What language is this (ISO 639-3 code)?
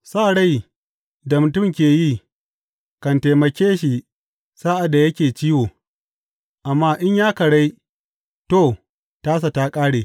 hau